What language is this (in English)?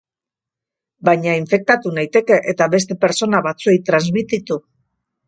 Basque